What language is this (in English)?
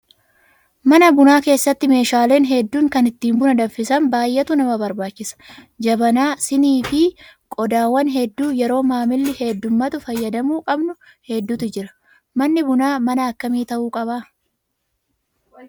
Oromo